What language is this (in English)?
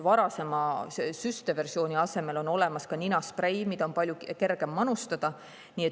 Estonian